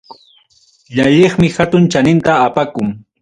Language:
Ayacucho Quechua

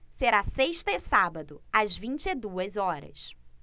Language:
Portuguese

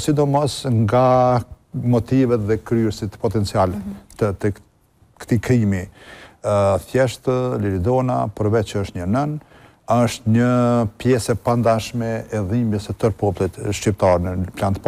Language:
Romanian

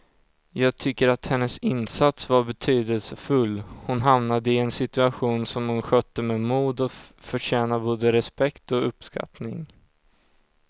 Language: Swedish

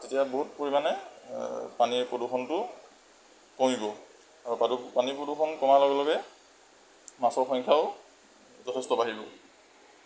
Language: Assamese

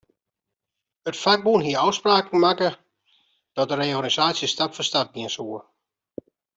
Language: Western Frisian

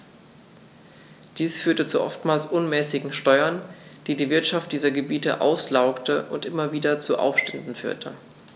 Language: German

